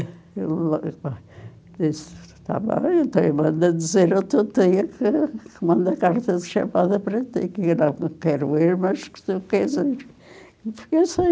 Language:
Portuguese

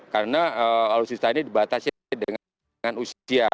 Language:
Indonesian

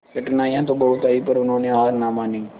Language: Hindi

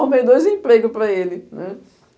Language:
Portuguese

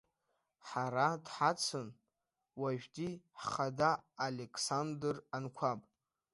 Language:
Abkhazian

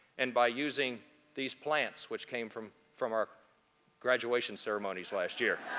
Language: English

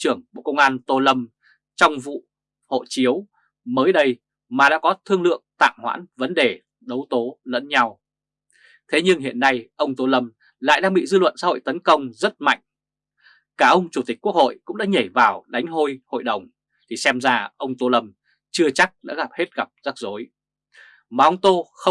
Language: Vietnamese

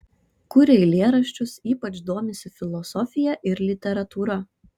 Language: Lithuanian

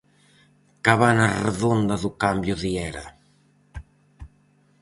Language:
Galician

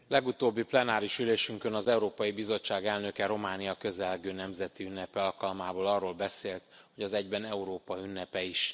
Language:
Hungarian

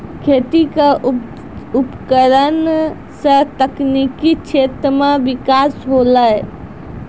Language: Maithili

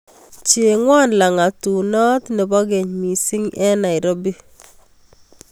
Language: Kalenjin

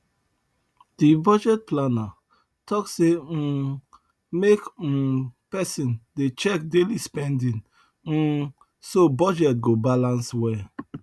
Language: Nigerian Pidgin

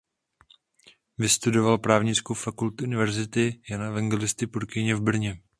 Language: Czech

